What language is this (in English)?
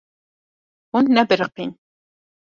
Kurdish